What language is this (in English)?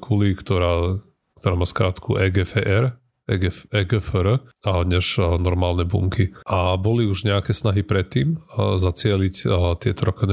Slovak